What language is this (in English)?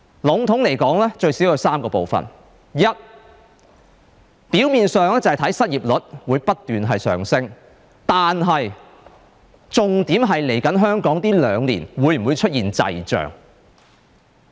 Cantonese